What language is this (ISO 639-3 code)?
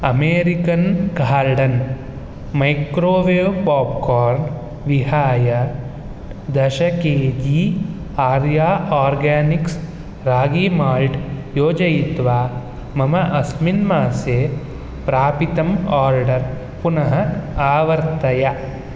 san